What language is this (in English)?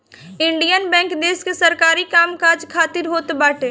Bhojpuri